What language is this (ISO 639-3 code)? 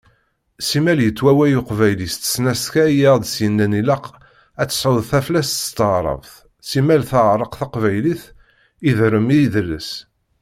kab